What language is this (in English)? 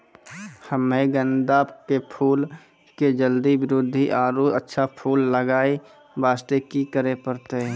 Maithili